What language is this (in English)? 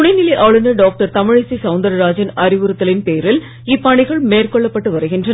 Tamil